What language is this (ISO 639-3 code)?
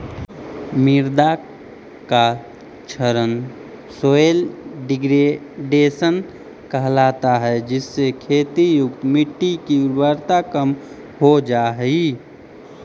mag